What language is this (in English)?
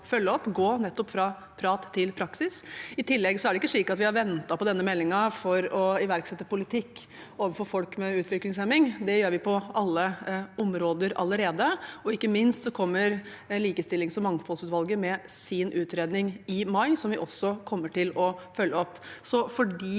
Norwegian